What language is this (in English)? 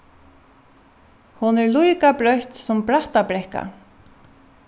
Faroese